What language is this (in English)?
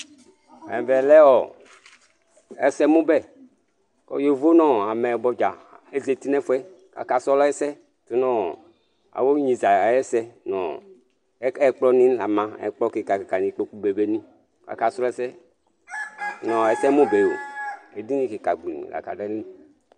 Ikposo